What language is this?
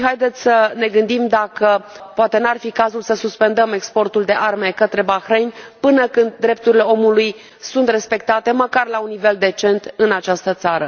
Romanian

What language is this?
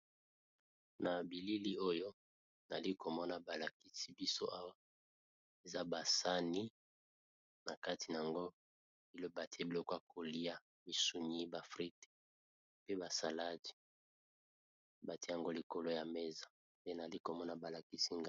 Lingala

